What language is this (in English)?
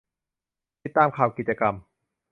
Thai